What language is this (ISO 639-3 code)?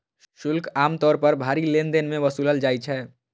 mai